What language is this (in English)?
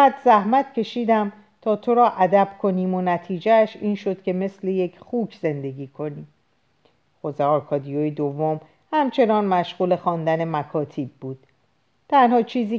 Persian